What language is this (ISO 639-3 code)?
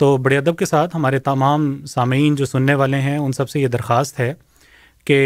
urd